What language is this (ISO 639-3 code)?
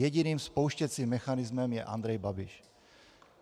ces